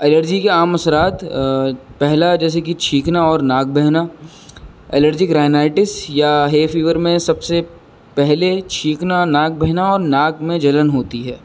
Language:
Urdu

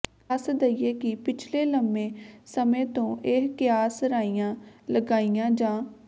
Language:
Punjabi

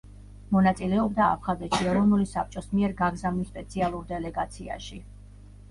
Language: Georgian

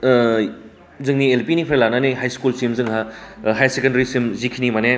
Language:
Bodo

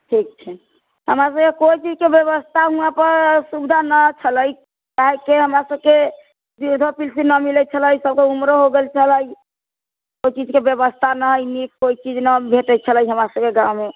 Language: Maithili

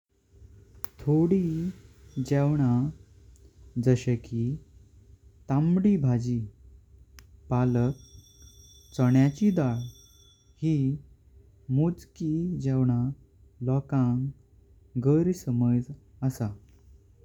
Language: Konkani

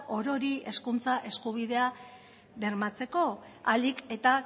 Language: Basque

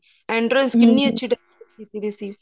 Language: Punjabi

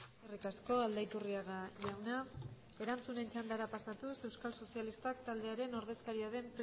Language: Basque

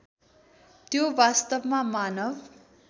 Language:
Nepali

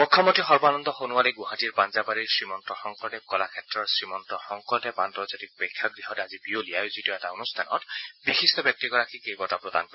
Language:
Assamese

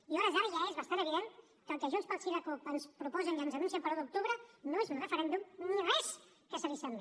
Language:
Catalan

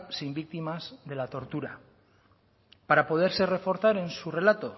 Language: Spanish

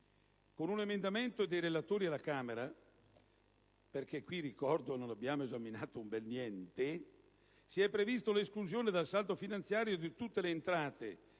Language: Italian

